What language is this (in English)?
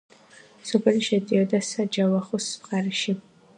Georgian